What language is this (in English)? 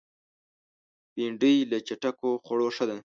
Pashto